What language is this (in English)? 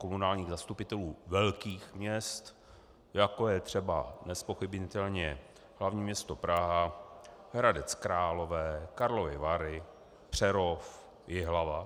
Czech